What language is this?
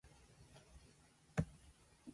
Japanese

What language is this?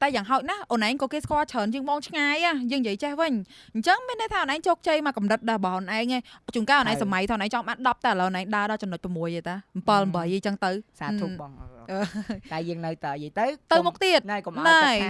Vietnamese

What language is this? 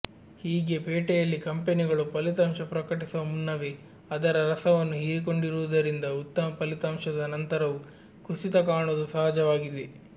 Kannada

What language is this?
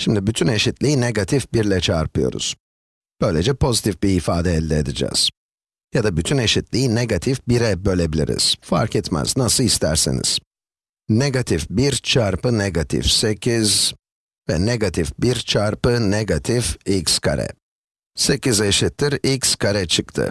Turkish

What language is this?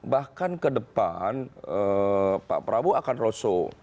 Indonesian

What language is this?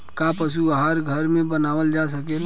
Bhojpuri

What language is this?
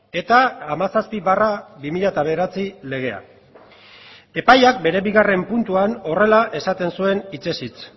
Basque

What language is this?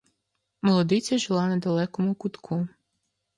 Ukrainian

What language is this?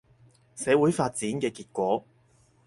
Cantonese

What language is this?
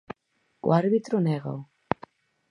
Galician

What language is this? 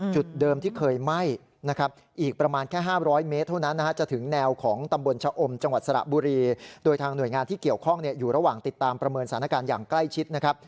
Thai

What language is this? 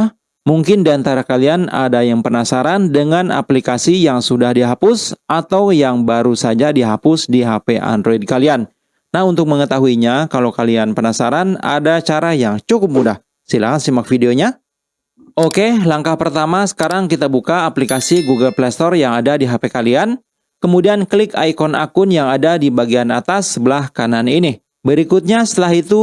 Indonesian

